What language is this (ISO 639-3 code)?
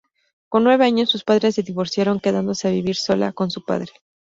spa